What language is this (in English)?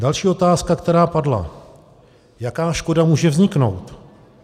Czech